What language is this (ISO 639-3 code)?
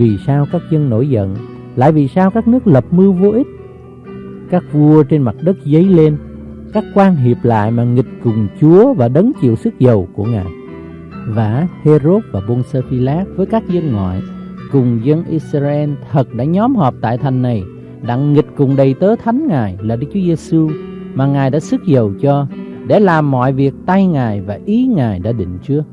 vie